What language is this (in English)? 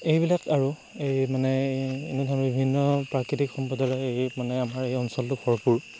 Assamese